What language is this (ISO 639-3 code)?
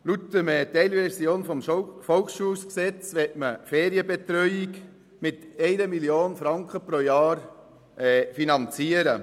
gsw